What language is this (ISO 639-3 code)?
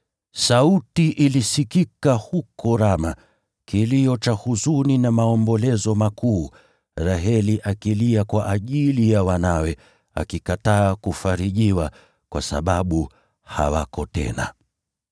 swa